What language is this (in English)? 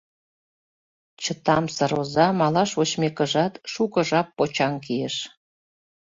Mari